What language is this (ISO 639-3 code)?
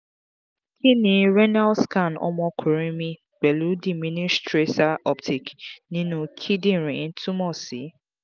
yor